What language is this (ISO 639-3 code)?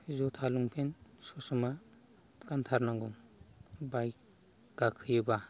brx